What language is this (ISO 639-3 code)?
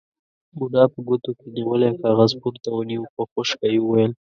pus